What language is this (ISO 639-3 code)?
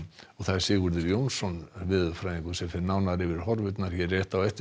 isl